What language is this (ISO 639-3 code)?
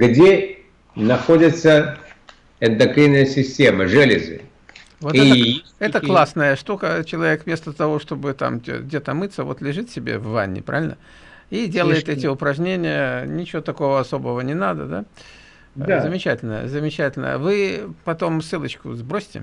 rus